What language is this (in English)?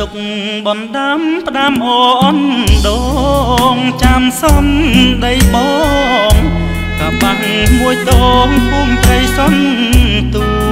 Thai